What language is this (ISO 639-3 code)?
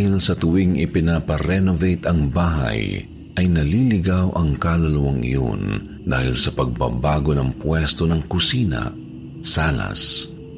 fil